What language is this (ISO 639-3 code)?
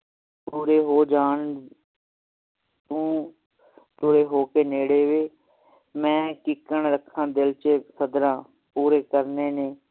pan